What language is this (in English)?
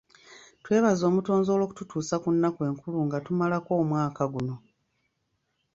Ganda